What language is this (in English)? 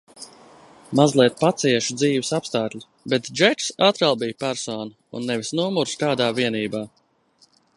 Latvian